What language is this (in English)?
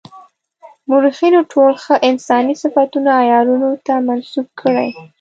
Pashto